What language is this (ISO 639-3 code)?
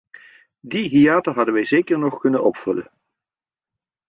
nld